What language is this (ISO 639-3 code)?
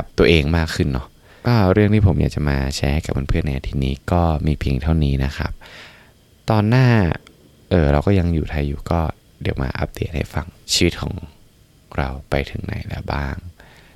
tha